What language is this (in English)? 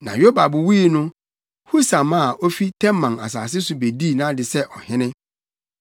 Akan